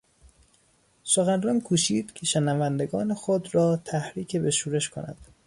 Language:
Persian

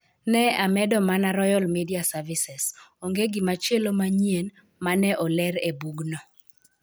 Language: Luo (Kenya and Tanzania)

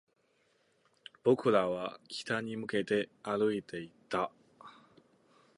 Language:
Japanese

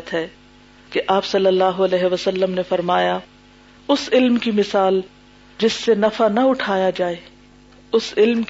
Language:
Urdu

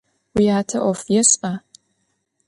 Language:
Adyghe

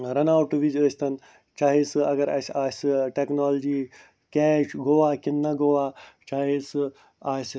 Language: Kashmiri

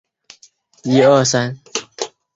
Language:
Chinese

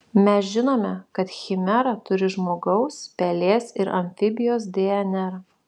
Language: Lithuanian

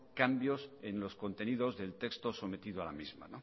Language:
Spanish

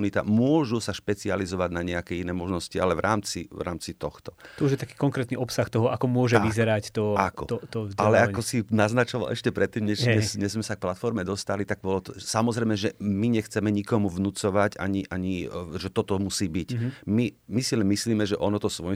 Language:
Slovak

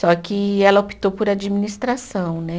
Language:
Portuguese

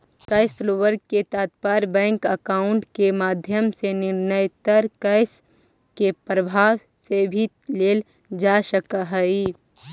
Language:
Magahi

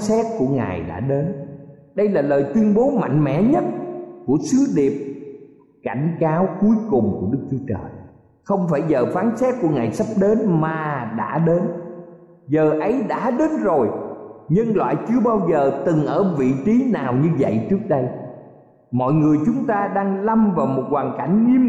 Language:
Vietnamese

